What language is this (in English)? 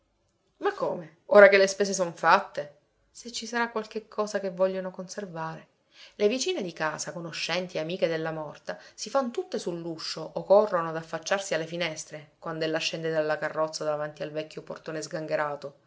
Italian